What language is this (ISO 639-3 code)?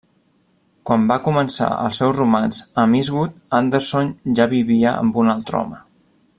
cat